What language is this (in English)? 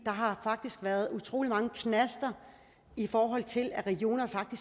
Danish